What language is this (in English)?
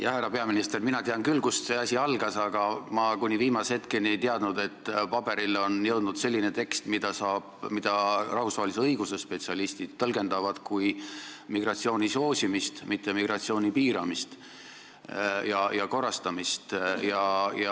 Estonian